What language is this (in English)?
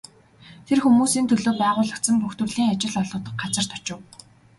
Mongolian